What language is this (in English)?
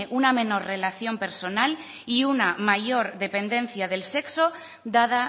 Spanish